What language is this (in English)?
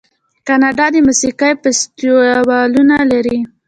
Pashto